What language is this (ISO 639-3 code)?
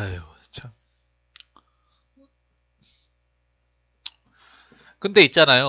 kor